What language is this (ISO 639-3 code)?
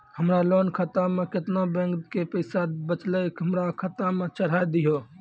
mai